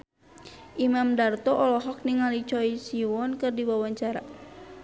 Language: Sundanese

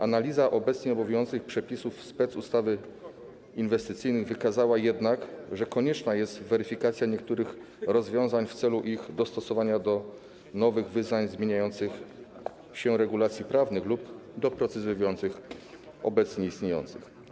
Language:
Polish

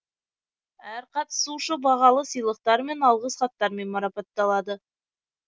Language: Kazakh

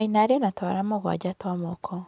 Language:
Kikuyu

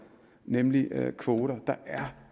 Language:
Danish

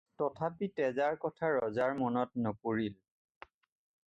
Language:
Assamese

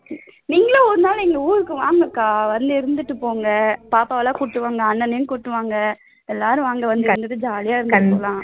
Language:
Tamil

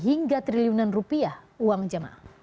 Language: Indonesian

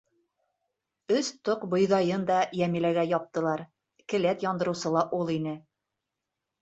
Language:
Bashkir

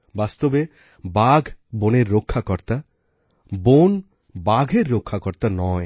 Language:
Bangla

